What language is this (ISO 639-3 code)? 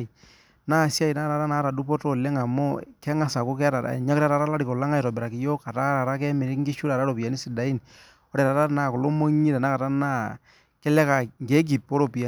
mas